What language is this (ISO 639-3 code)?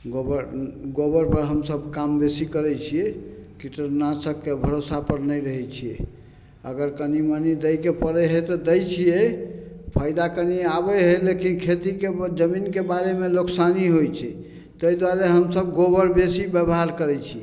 mai